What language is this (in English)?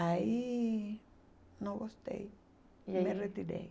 Portuguese